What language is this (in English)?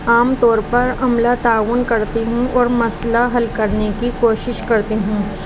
Urdu